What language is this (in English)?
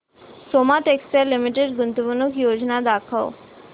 Marathi